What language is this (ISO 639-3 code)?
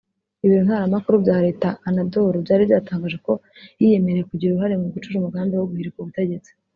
kin